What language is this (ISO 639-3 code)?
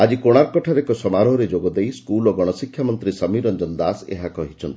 ori